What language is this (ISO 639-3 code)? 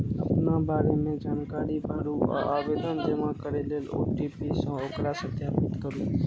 mai